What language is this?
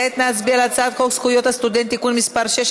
Hebrew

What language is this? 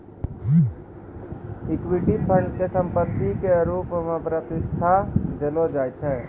Maithili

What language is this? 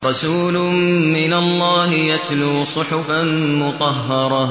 Arabic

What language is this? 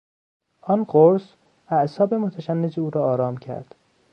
Persian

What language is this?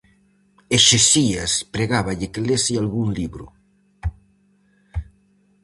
Galician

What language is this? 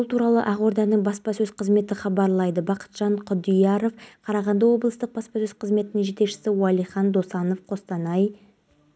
Kazakh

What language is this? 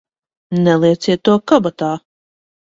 Latvian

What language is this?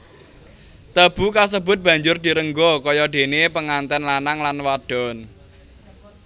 Javanese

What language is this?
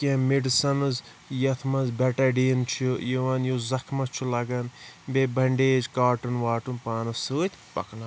Kashmiri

